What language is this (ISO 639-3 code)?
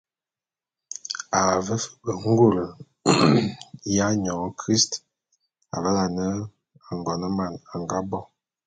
bum